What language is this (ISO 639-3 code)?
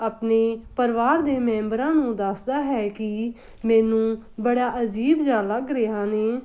pan